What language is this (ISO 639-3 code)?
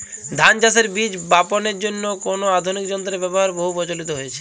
ben